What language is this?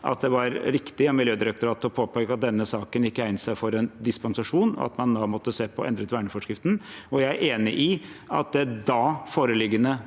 Norwegian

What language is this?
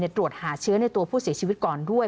Thai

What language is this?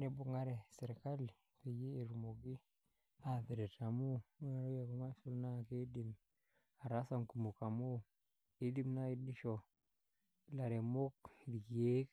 Masai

